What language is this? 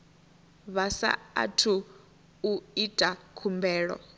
Venda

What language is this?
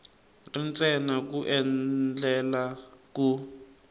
Tsonga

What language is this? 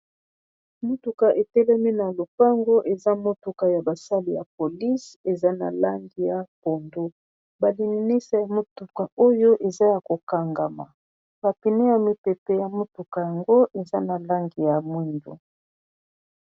Lingala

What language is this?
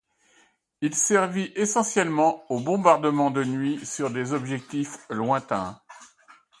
French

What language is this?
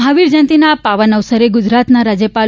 Gujarati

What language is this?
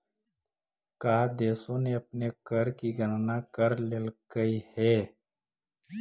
Magahi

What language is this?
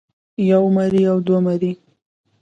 Pashto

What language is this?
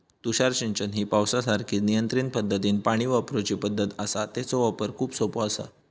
Marathi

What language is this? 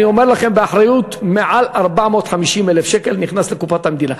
Hebrew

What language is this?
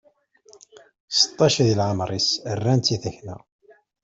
Kabyle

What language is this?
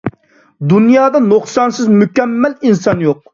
Uyghur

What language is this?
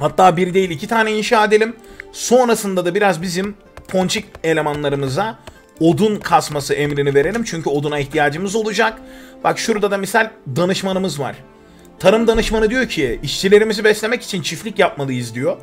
Turkish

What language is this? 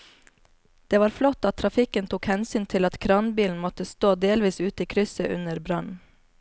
Norwegian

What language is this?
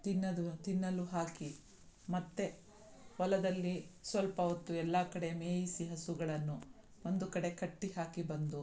Kannada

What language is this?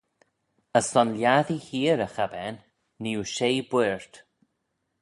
Manx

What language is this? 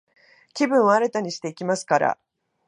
Japanese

